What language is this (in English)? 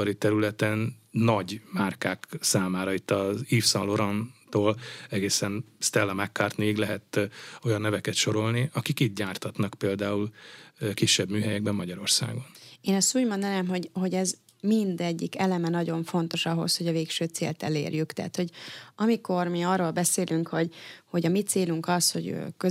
Hungarian